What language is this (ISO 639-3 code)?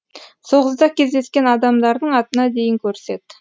kaz